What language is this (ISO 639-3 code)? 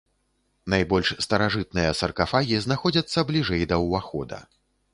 bel